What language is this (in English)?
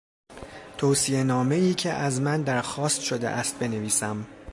Persian